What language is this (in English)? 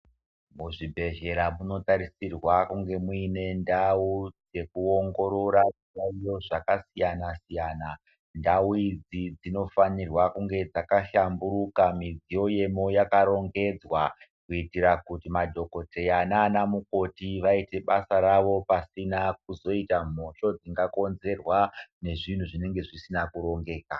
Ndau